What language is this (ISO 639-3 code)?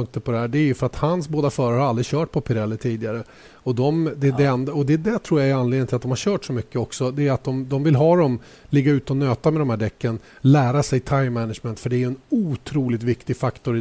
swe